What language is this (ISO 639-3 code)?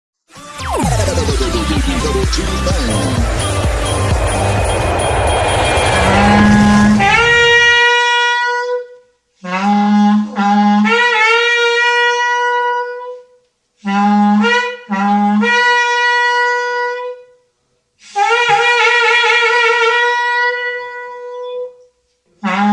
spa